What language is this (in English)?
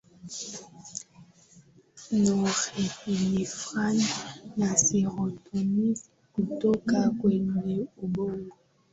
Swahili